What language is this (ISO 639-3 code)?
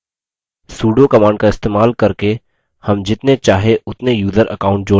hin